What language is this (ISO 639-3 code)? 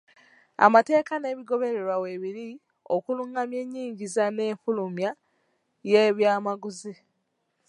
lug